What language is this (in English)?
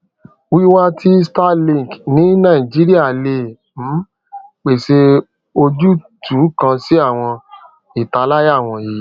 Yoruba